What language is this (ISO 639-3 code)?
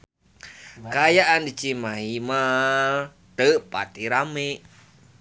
sun